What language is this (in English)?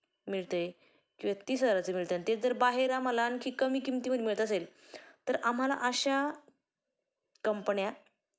Marathi